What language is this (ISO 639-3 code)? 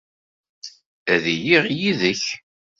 kab